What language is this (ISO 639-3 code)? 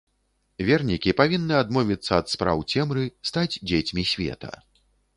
bel